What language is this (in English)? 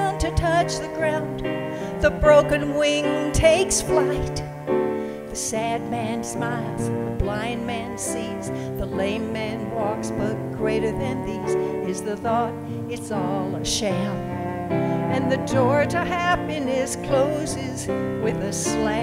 English